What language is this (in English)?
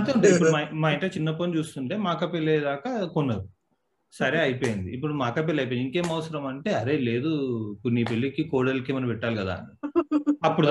Telugu